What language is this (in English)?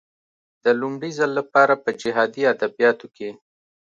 Pashto